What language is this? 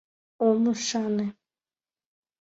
Mari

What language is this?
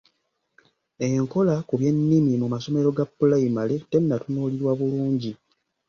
Ganda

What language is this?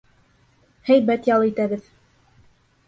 Bashkir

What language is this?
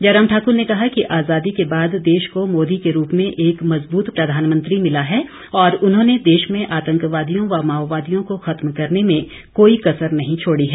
Hindi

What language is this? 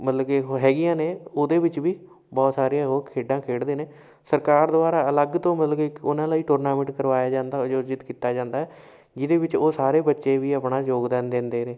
Punjabi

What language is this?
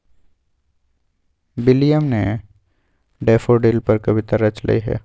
Magahi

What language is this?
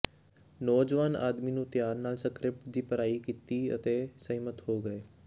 Punjabi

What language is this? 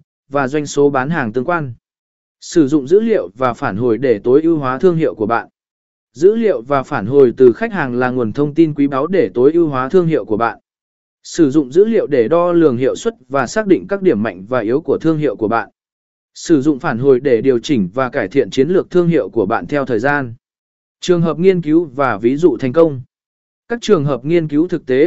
Vietnamese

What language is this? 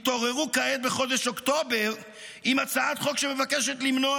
Hebrew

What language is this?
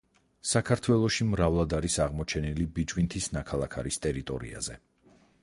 Georgian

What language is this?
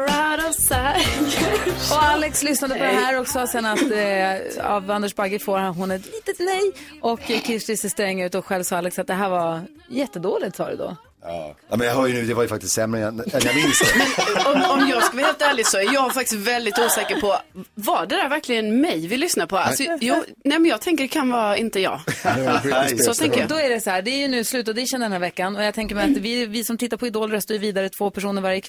Swedish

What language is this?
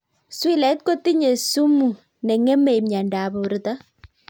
Kalenjin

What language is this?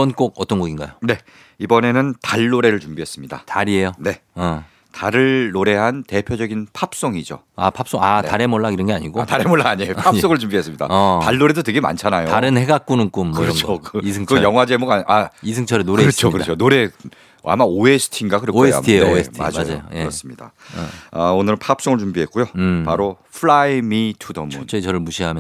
Korean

